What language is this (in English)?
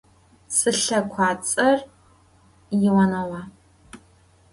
Adyghe